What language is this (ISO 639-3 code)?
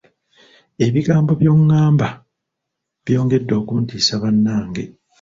lug